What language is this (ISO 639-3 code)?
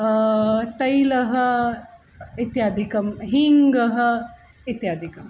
san